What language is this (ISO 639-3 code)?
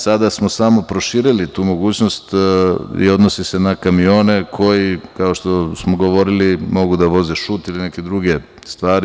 srp